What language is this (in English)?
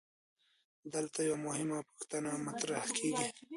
Pashto